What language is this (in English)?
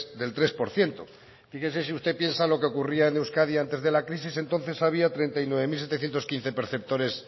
Spanish